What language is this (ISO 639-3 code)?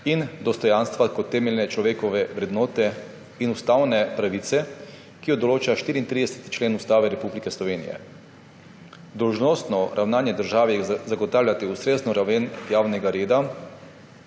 slv